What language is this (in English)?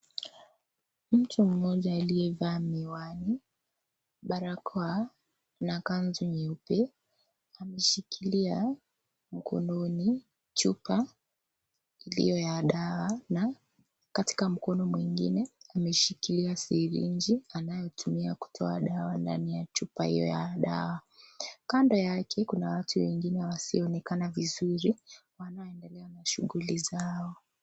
Swahili